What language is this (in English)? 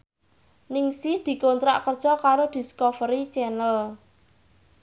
Javanese